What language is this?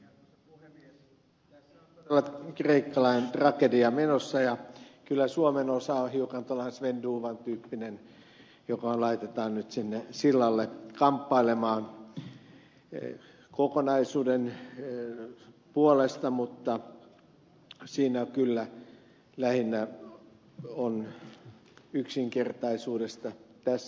Finnish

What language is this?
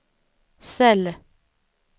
Swedish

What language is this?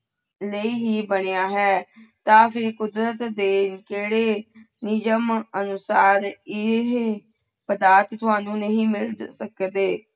Punjabi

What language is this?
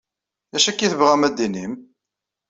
Kabyle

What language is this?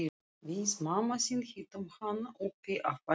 Icelandic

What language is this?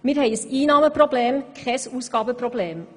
Swiss German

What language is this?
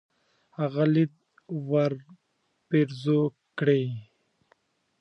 Pashto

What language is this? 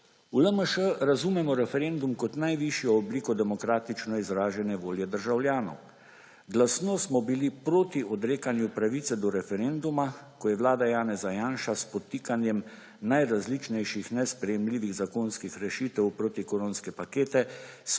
Slovenian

